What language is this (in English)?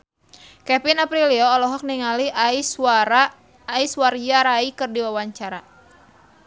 Sundanese